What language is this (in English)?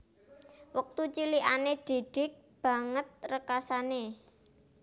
Javanese